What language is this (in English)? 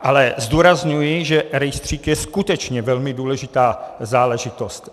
Czech